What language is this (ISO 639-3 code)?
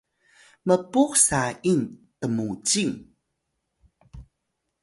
tay